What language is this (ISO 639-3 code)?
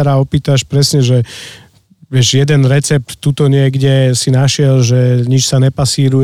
slk